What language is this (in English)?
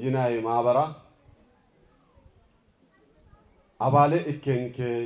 Arabic